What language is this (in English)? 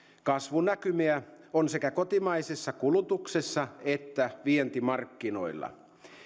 Finnish